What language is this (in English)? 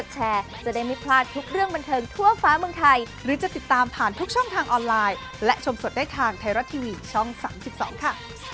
Thai